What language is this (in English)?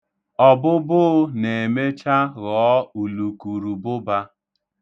Igbo